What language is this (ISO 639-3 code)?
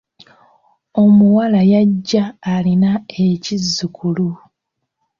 lug